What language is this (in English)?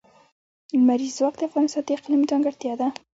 Pashto